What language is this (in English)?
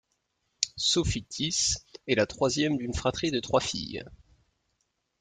French